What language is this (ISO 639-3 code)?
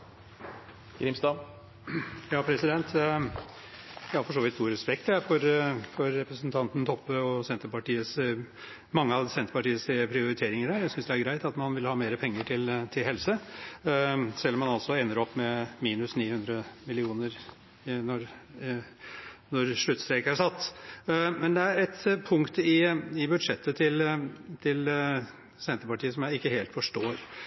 nob